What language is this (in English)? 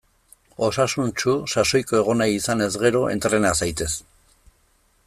Basque